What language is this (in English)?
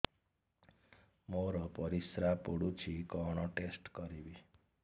Odia